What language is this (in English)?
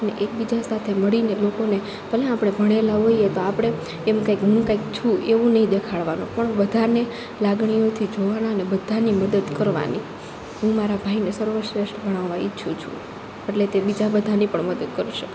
Gujarati